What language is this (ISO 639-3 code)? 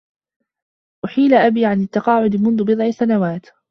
ara